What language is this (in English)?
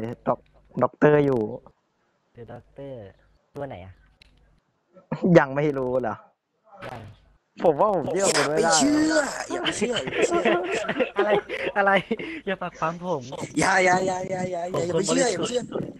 Thai